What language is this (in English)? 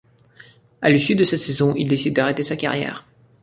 French